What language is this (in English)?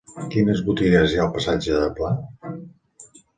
Catalan